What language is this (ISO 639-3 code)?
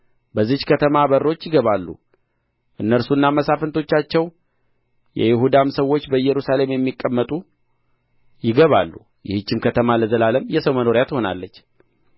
amh